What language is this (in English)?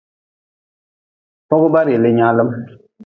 Nawdm